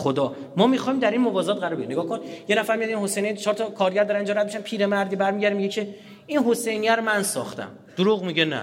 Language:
Persian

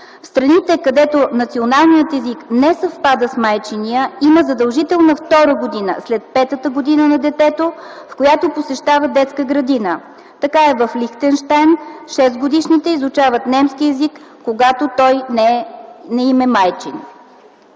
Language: Bulgarian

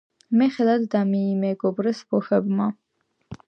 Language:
Georgian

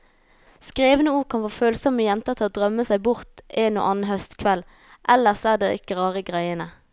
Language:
Norwegian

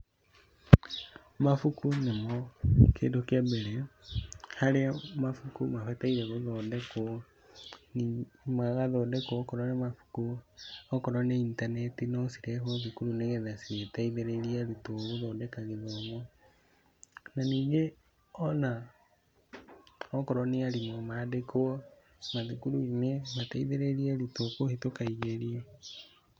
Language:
Kikuyu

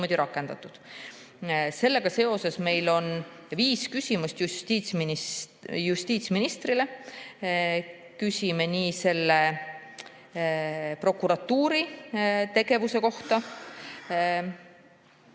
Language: Estonian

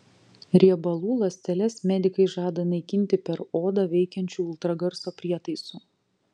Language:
Lithuanian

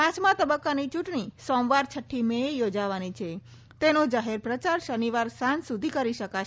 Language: Gujarati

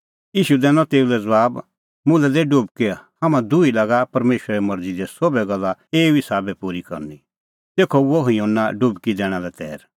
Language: Kullu Pahari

